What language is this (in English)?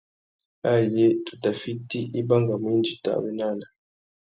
Tuki